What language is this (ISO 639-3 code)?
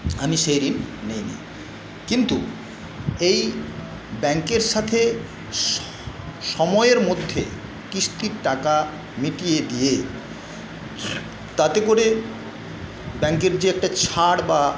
ben